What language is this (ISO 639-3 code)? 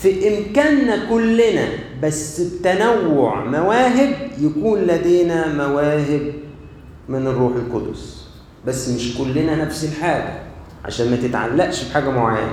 ara